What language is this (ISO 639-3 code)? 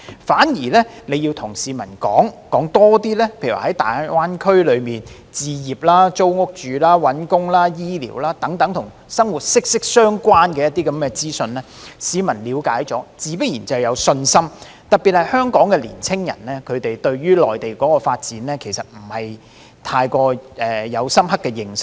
yue